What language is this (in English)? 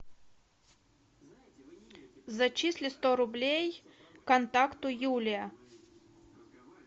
Russian